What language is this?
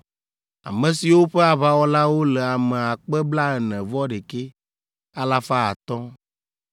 Ewe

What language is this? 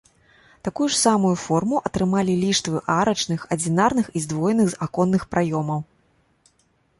Belarusian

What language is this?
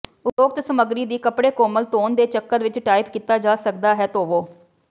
Punjabi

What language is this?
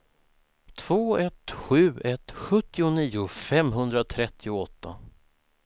Swedish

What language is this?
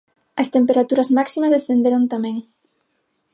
Galician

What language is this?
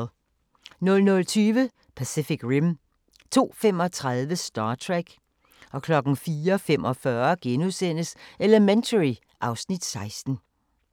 Danish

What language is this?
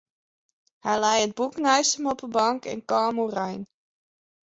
Western Frisian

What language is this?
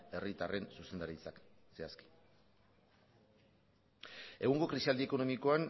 Basque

